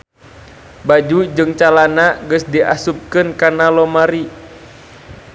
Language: Sundanese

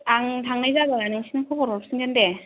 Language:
Bodo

